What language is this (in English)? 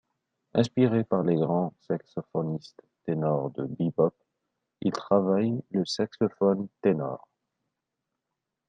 French